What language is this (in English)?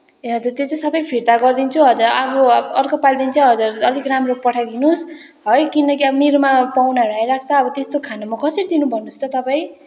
Nepali